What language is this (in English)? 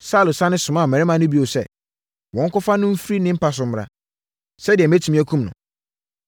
Akan